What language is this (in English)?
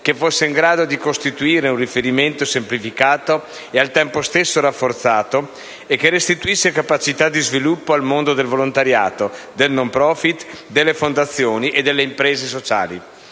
Italian